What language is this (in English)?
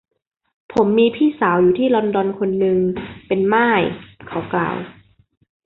Thai